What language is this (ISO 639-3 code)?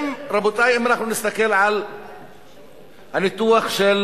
heb